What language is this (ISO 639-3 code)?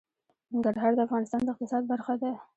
pus